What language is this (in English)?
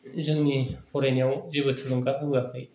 Bodo